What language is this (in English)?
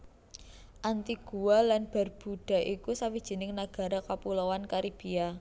Javanese